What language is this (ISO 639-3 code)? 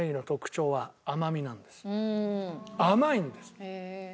jpn